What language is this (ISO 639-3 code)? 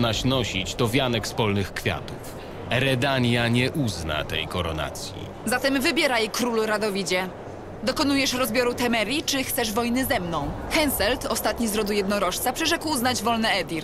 pol